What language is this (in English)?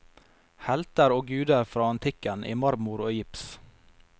Norwegian